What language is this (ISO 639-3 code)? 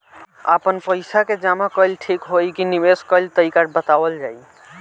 bho